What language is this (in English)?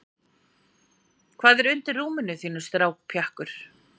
Icelandic